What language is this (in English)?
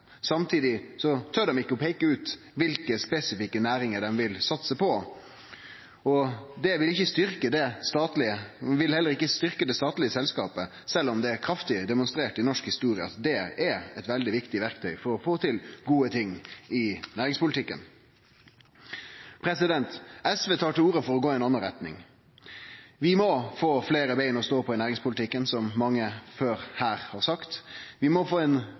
Norwegian Nynorsk